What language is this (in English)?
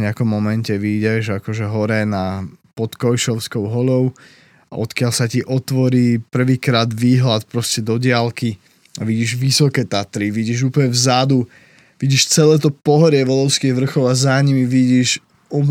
Slovak